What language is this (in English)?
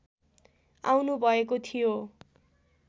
Nepali